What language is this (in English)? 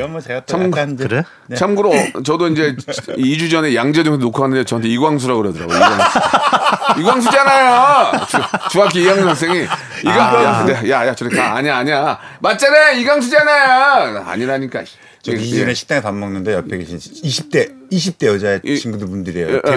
Korean